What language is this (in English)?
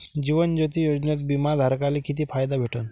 Marathi